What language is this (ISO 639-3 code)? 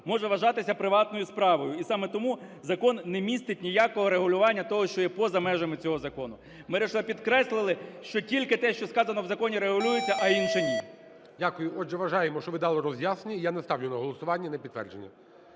ukr